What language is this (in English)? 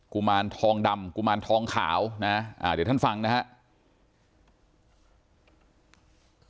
Thai